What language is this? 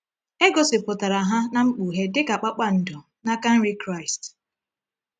Igbo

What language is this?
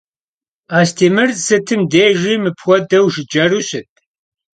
Kabardian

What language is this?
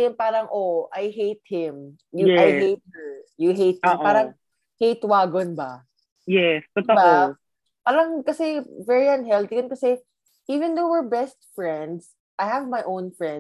Filipino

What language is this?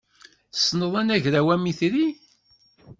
Kabyle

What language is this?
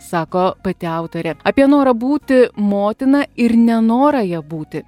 Lithuanian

